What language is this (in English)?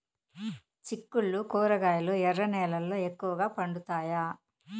Telugu